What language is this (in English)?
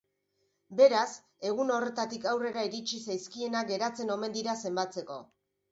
Basque